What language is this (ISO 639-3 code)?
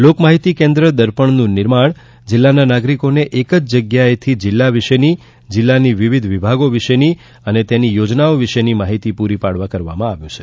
guj